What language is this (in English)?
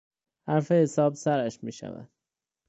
Persian